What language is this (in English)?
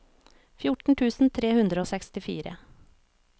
Norwegian